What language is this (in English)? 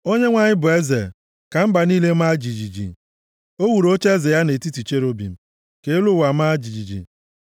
Igbo